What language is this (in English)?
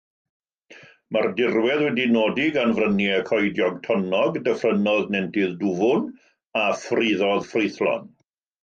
Welsh